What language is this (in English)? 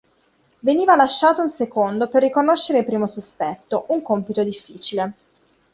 Italian